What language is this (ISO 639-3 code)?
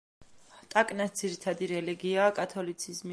kat